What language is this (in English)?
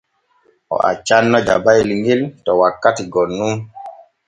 Borgu Fulfulde